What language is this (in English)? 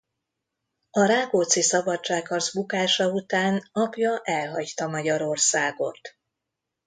Hungarian